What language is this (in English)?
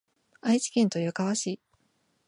Japanese